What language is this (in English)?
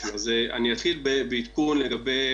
Hebrew